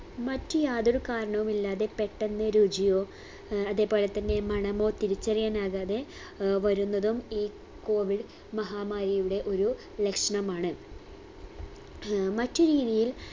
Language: Malayalam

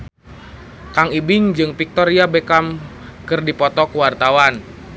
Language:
Sundanese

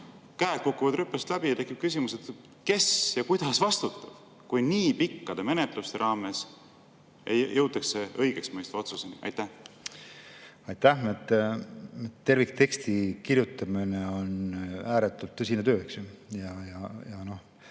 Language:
Estonian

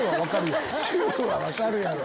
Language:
Japanese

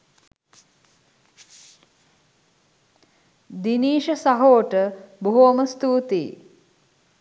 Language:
Sinhala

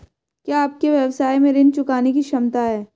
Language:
Hindi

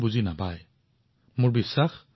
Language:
Assamese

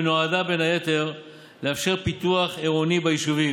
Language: Hebrew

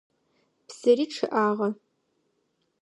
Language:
Adyghe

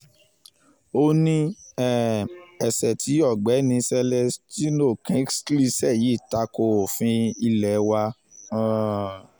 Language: Yoruba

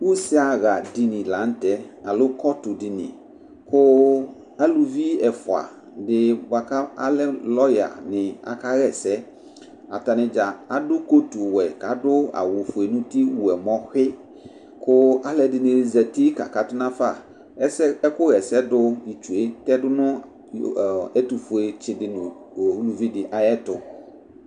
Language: Ikposo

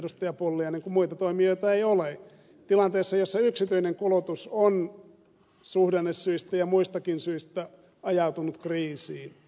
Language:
Finnish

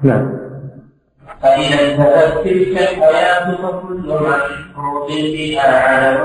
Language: Arabic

